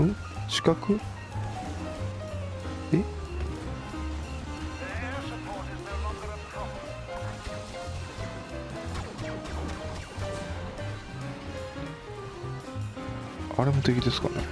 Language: Japanese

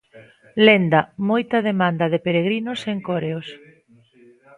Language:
Galician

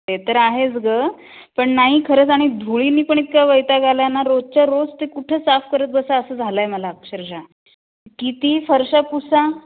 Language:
Marathi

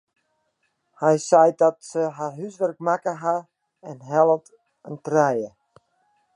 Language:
Western Frisian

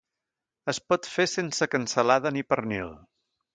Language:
Catalan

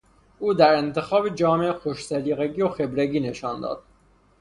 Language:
Persian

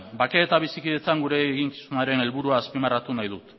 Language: Basque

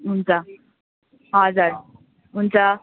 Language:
Nepali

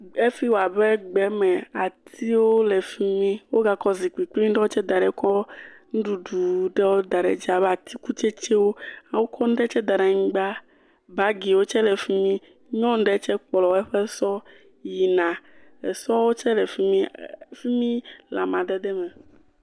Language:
Ewe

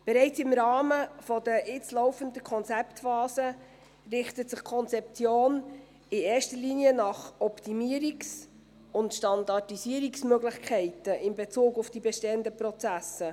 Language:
Swiss German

